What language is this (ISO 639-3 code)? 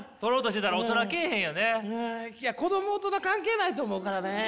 jpn